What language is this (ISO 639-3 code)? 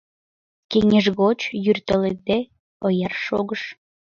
chm